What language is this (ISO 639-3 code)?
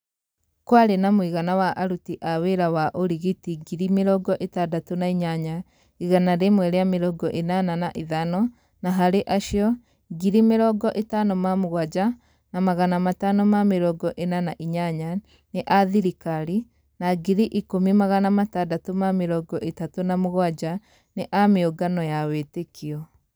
kik